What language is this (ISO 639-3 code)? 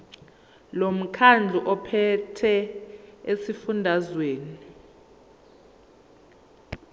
zul